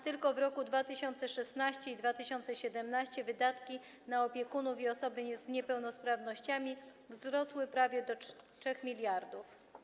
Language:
Polish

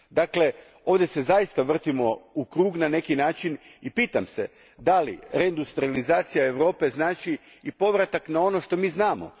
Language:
Croatian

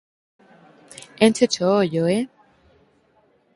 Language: Galician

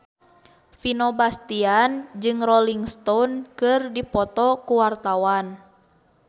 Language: Sundanese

